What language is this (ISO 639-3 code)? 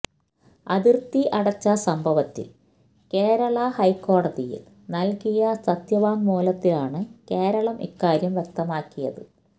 mal